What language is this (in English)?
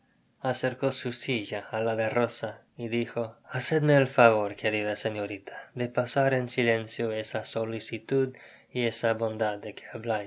Spanish